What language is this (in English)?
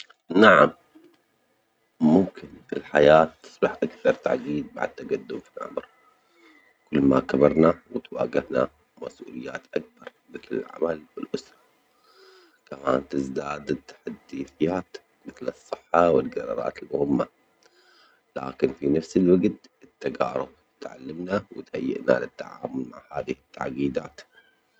Omani Arabic